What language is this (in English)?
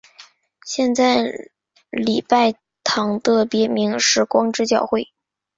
Chinese